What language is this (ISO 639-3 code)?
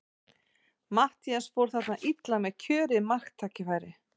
isl